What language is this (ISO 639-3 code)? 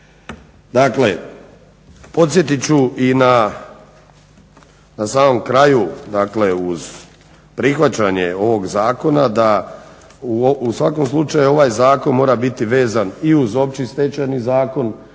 hrv